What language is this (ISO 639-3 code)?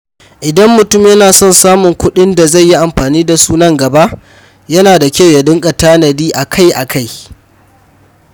hau